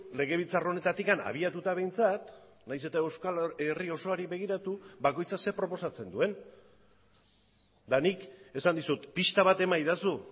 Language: Basque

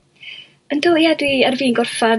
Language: Welsh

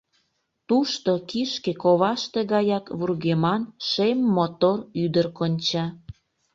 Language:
Mari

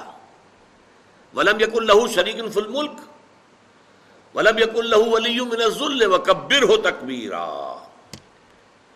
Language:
Urdu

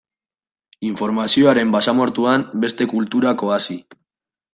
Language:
Basque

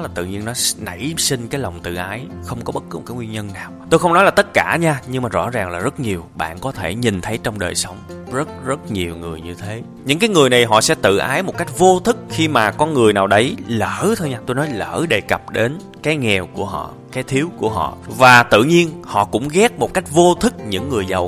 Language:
Vietnamese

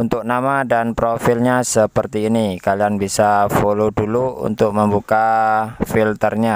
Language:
Indonesian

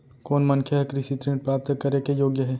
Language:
Chhattisgarhi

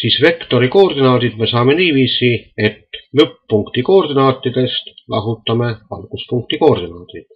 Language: Finnish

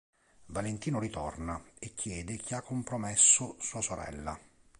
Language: Italian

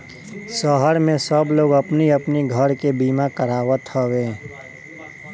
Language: Bhojpuri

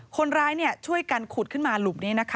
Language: Thai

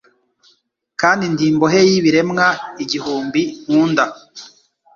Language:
Kinyarwanda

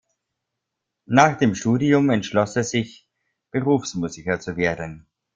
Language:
German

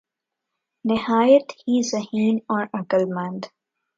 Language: Urdu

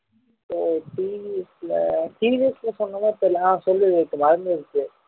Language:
Tamil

